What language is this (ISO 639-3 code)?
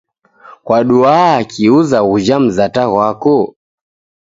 dav